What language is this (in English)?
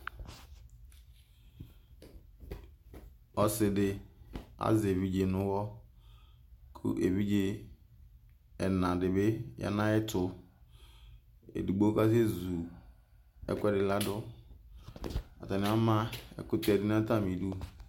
Ikposo